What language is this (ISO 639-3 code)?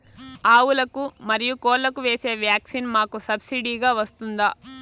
tel